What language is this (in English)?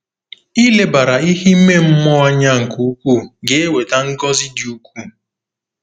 Igbo